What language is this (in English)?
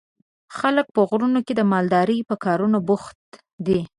Pashto